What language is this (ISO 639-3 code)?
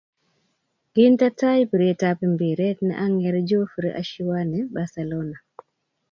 kln